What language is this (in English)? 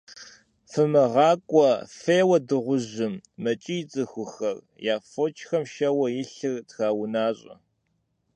Kabardian